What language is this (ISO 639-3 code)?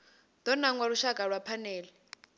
ven